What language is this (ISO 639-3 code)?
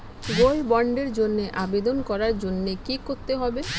ben